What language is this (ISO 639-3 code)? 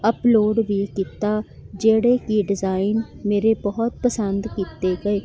pan